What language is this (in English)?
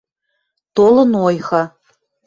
Western Mari